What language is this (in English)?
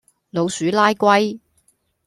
Cantonese